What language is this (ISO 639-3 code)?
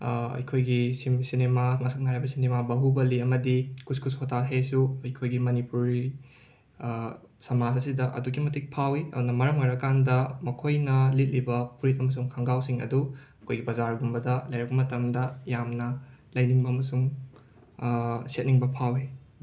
mni